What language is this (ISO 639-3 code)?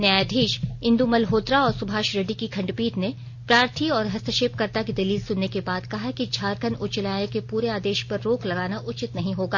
hin